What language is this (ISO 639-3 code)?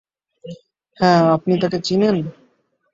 ben